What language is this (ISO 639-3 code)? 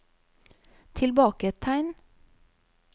nor